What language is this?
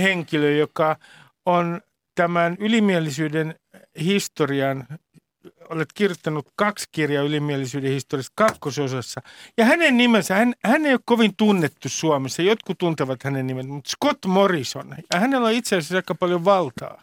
Finnish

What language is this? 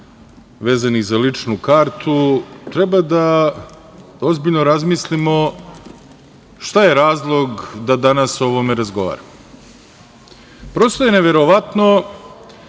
Serbian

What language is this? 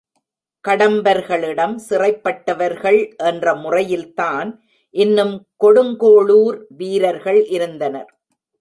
Tamil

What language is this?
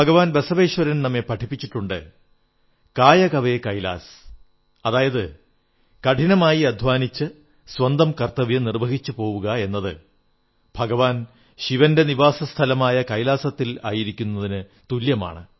Malayalam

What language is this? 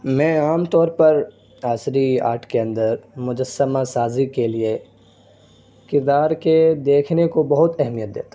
Urdu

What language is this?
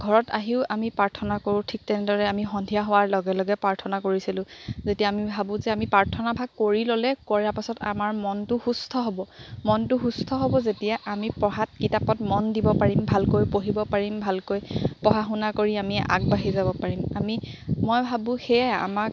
Assamese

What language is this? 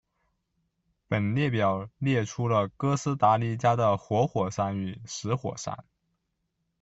Chinese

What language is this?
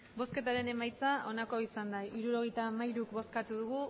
Basque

